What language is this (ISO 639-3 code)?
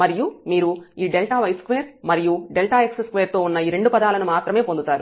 tel